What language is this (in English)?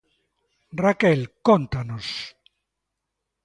Galician